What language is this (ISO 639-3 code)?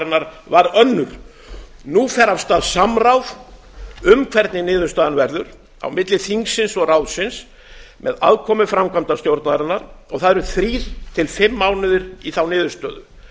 isl